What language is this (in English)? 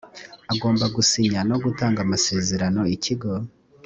Kinyarwanda